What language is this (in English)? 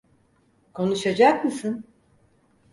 Turkish